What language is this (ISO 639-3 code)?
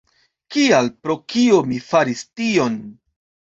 epo